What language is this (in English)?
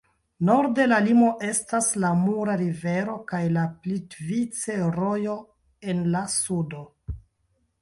Esperanto